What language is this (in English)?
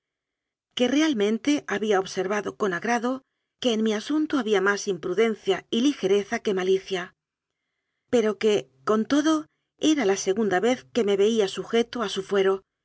Spanish